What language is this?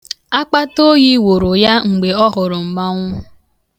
Igbo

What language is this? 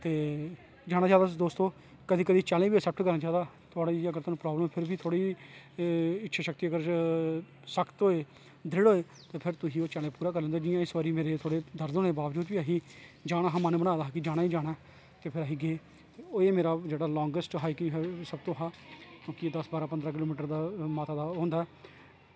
Dogri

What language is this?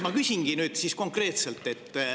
Estonian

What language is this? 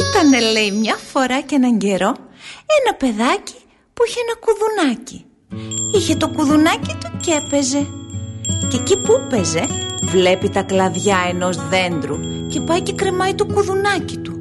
Greek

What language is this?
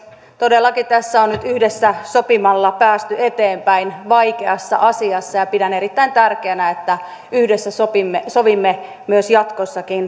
Finnish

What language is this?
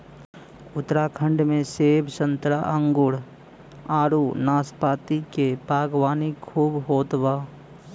Bhojpuri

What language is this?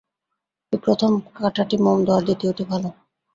Bangla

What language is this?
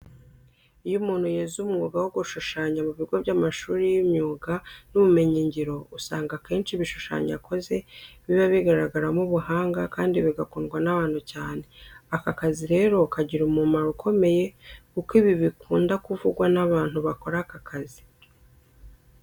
Kinyarwanda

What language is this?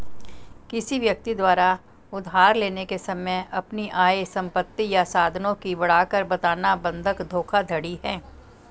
Hindi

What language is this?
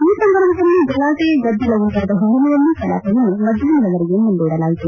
Kannada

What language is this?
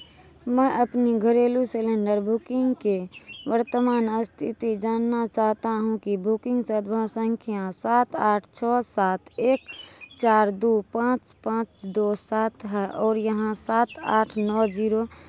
Hindi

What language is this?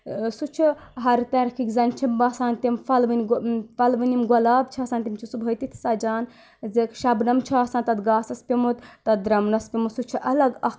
Kashmiri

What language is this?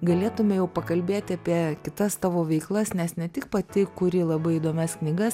Lithuanian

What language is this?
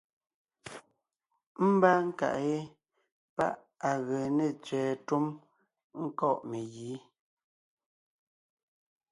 Ngiemboon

